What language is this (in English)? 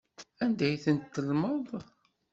Kabyle